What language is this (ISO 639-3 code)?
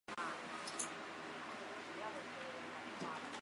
zho